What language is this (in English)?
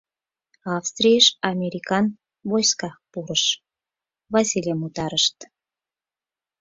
Mari